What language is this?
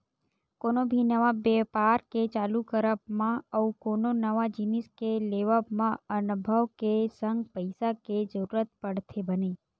Chhattisgarhi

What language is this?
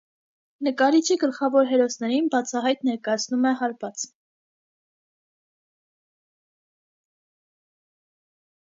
Armenian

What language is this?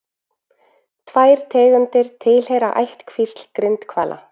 Icelandic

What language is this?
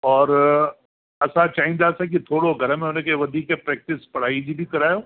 Sindhi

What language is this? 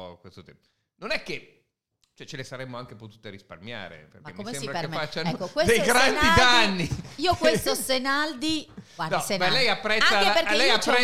Italian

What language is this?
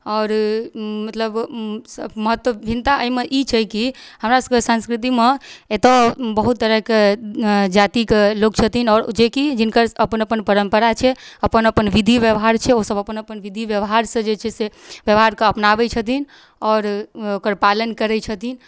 Maithili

